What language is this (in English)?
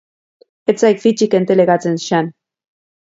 Basque